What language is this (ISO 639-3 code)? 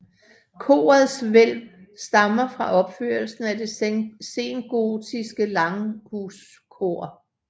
dan